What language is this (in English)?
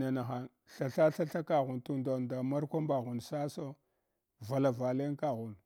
Hwana